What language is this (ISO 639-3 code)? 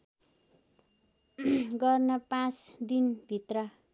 nep